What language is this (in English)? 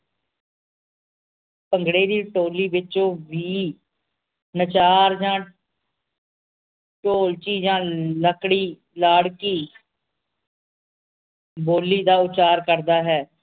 Punjabi